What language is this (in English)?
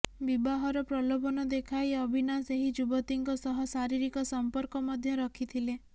Odia